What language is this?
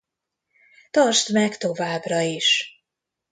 Hungarian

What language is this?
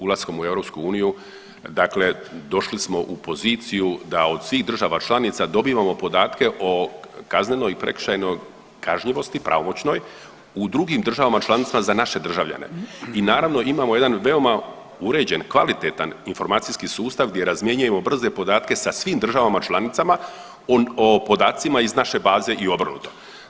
Croatian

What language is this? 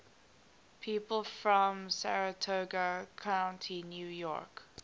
English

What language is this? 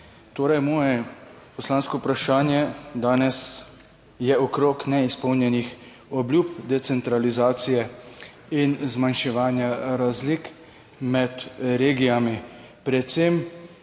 Slovenian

